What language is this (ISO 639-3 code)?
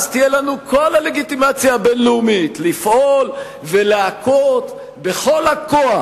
heb